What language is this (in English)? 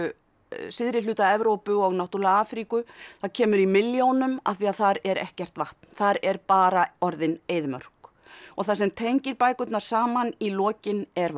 Icelandic